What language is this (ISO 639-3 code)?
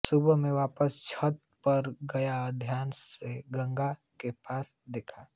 hin